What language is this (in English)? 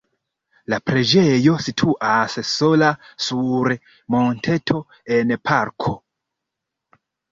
Esperanto